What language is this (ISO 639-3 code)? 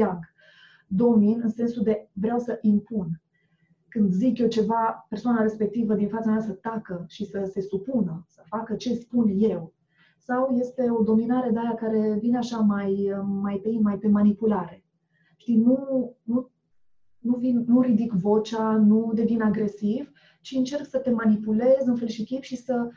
ron